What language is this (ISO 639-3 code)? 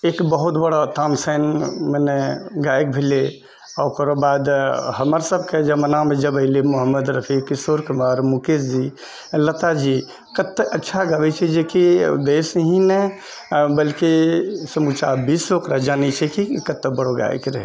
mai